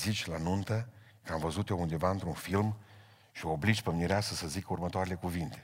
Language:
Romanian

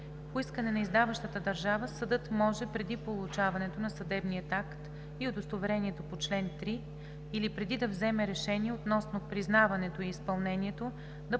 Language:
Bulgarian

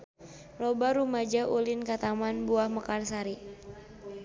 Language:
Sundanese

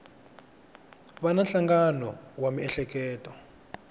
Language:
Tsonga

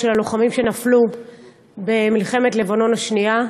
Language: Hebrew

